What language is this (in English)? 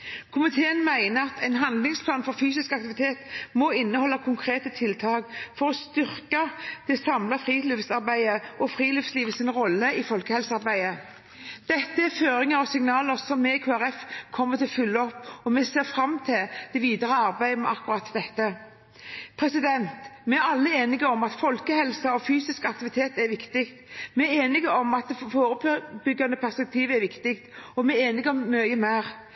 Norwegian Bokmål